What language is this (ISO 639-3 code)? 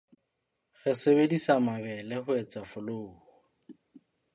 sot